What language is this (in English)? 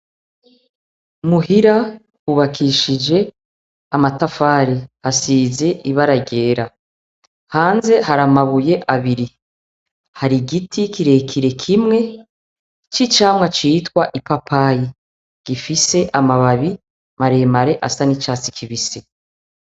Rundi